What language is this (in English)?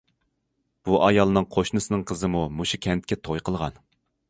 Uyghur